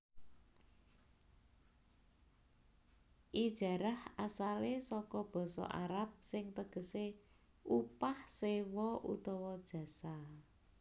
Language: Javanese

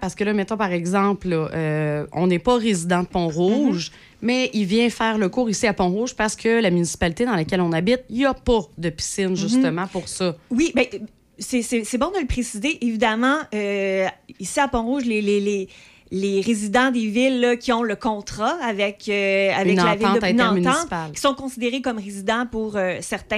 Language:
French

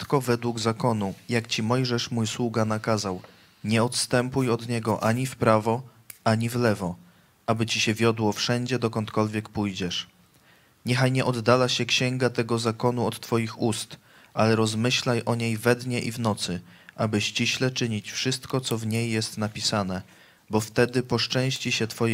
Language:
Polish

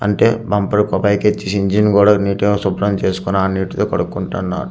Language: Telugu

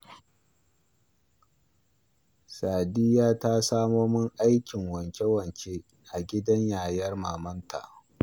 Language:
Hausa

